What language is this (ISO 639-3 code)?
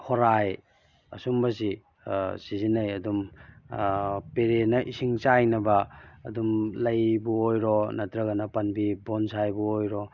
mni